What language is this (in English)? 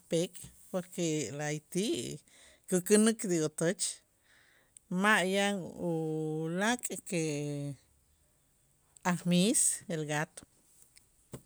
Itzá